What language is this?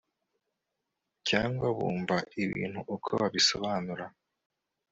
Kinyarwanda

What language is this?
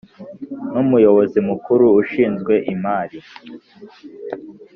Kinyarwanda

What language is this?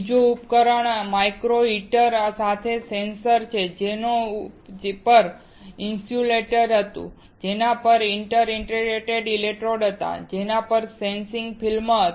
Gujarati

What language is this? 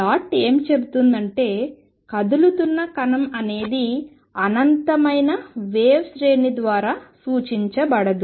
Telugu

